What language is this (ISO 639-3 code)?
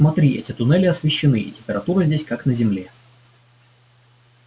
rus